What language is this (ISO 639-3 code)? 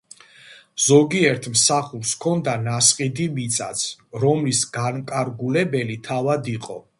kat